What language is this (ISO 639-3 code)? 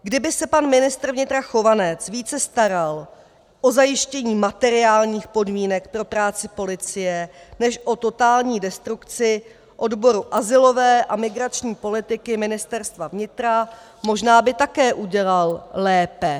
ces